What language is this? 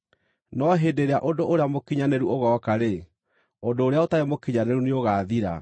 Kikuyu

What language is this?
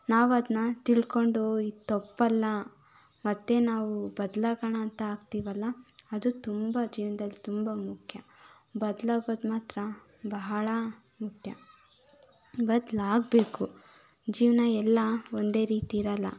Kannada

